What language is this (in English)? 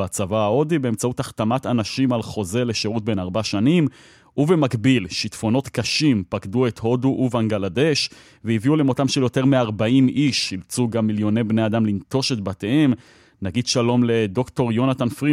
Hebrew